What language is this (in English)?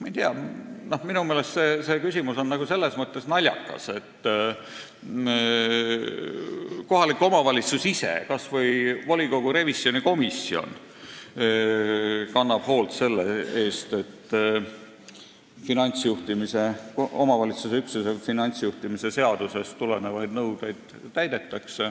Estonian